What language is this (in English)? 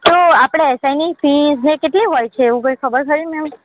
Gujarati